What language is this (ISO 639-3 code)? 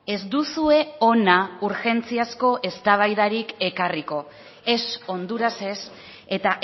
eus